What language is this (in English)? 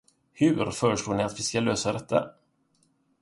Swedish